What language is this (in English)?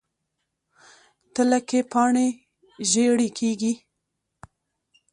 Pashto